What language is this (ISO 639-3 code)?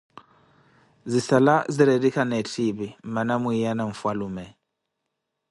eko